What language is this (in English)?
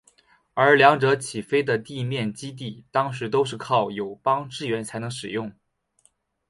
Chinese